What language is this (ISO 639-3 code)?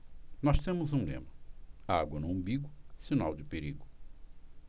por